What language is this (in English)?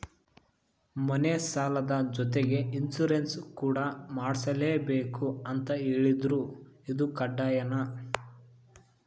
Kannada